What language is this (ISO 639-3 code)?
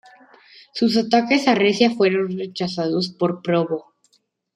spa